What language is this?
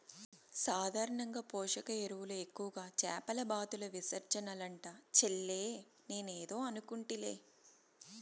Telugu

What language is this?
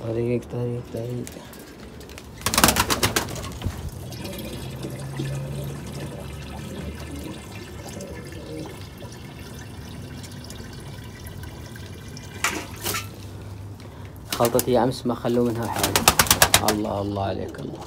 Arabic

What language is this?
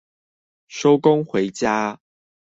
Chinese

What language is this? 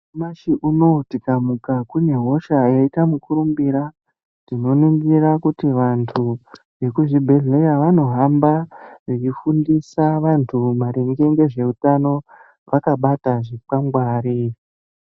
Ndau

